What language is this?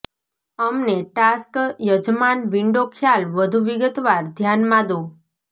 Gujarati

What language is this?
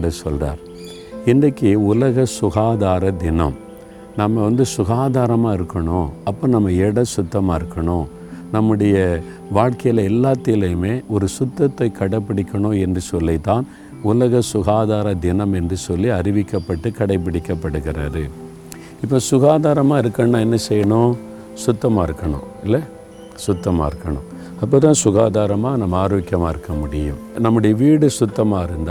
Tamil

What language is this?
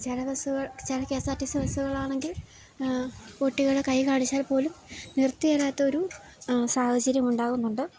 Malayalam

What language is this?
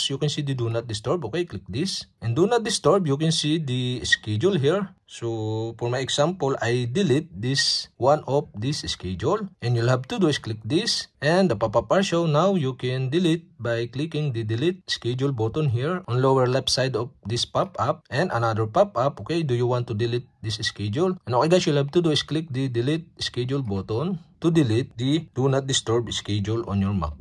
Filipino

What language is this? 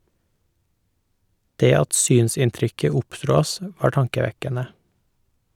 Norwegian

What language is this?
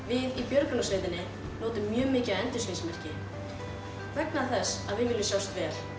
Icelandic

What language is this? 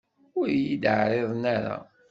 Kabyle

